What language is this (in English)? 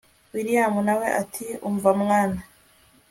Kinyarwanda